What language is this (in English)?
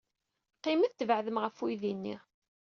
Kabyle